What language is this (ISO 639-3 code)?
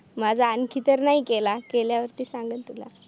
mar